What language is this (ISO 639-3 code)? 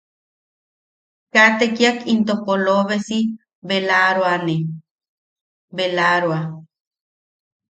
yaq